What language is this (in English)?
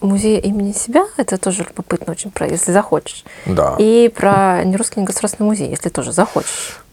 Russian